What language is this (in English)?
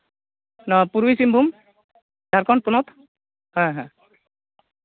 Santali